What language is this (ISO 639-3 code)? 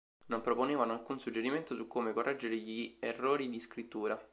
ita